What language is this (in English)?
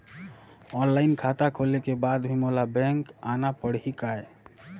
Chhattisgarhi